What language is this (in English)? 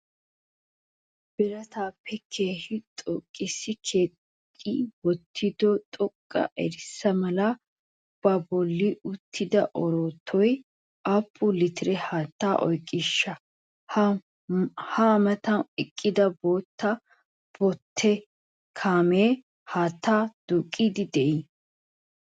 Wolaytta